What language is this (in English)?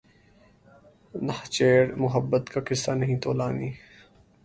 Urdu